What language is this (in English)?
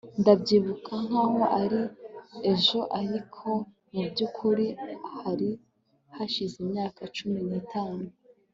Kinyarwanda